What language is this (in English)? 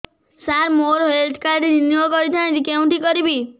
Odia